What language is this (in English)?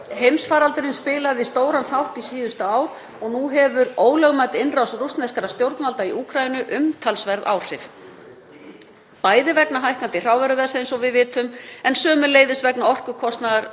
Icelandic